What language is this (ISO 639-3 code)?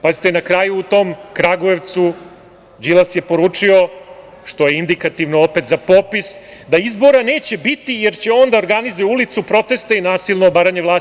srp